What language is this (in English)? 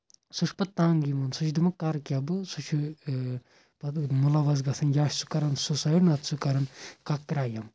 Kashmiri